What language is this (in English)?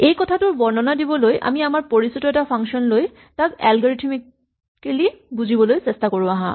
Assamese